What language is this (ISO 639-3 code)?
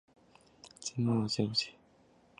zho